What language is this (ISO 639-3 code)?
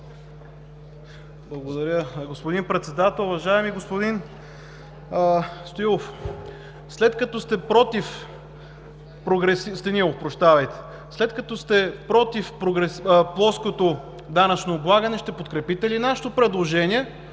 bul